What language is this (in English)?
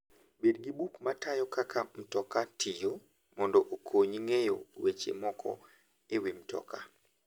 Luo (Kenya and Tanzania)